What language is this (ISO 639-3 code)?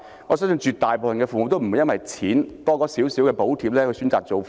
yue